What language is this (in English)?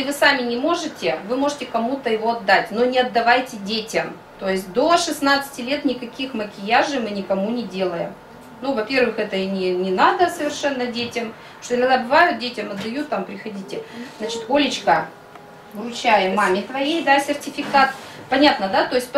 Russian